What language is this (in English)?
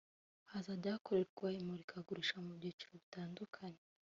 Kinyarwanda